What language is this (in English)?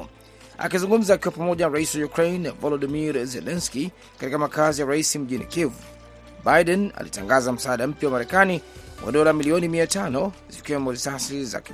Swahili